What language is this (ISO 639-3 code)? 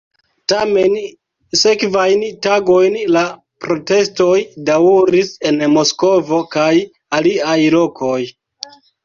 epo